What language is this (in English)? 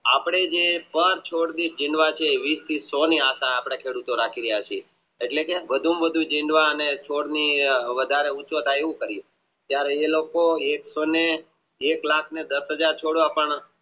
Gujarati